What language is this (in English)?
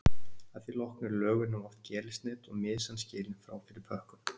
Icelandic